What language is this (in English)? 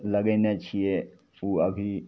Maithili